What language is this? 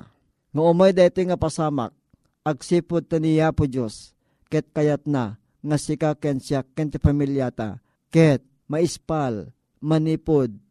Filipino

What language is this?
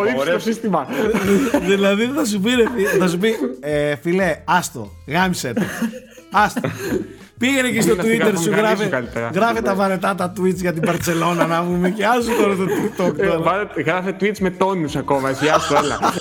Greek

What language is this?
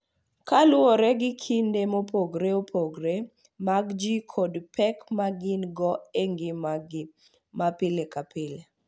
Luo (Kenya and Tanzania)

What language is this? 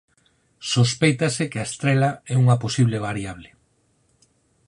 Galician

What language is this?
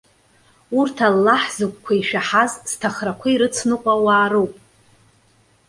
Abkhazian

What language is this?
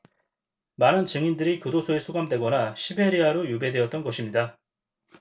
Korean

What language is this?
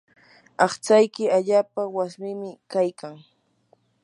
Yanahuanca Pasco Quechua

